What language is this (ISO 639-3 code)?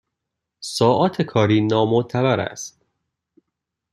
fas